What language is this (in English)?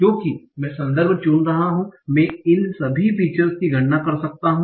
Hindi